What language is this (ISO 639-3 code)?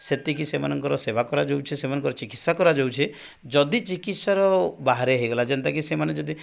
ori